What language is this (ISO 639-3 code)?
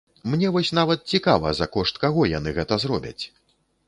bel